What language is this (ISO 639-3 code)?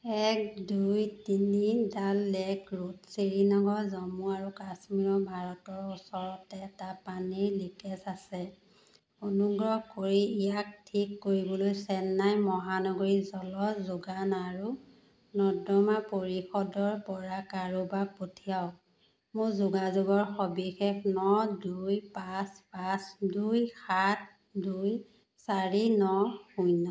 asm